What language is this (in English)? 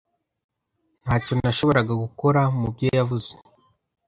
Kinyarwanda